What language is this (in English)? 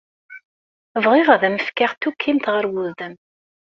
Kabyle